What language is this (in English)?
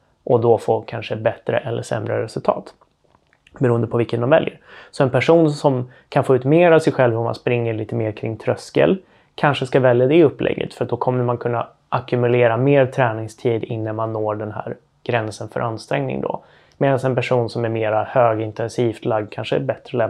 Swedish